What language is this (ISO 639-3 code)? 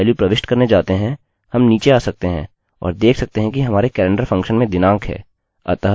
hin